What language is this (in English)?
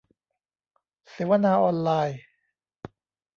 Thai